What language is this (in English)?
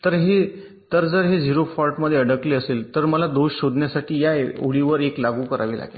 Marathi